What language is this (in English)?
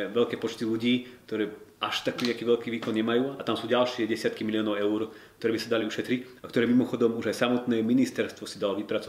Slovak